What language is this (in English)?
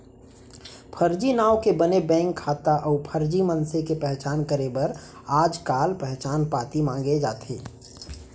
Chhattisgarhi